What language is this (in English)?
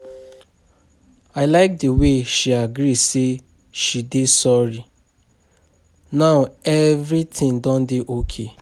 Nigerian Pidgin